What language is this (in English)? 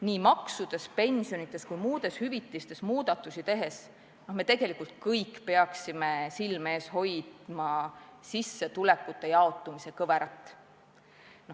Estonian